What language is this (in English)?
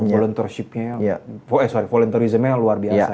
Indonesian